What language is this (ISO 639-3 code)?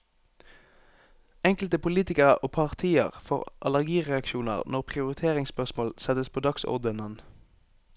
nor